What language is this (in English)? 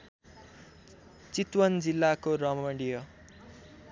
Nepali